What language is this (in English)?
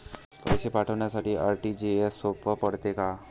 Marathi